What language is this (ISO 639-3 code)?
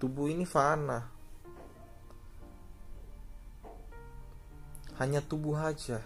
ind